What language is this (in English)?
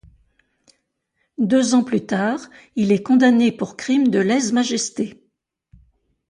French